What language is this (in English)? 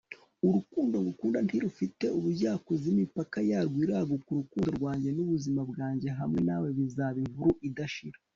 Kinyarwanda